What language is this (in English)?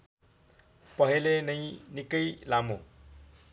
Nepali